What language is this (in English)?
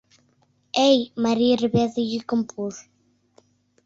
Mari